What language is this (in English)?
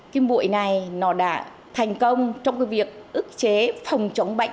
Vietnamese